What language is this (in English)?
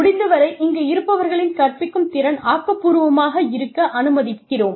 Tamil